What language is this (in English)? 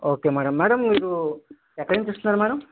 Telugu